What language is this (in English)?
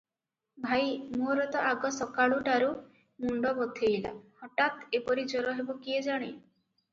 Odia